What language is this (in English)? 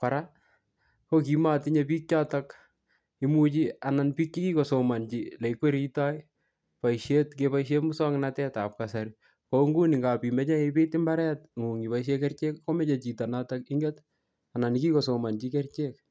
Kalenjin